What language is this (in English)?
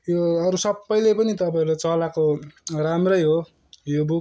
Nepali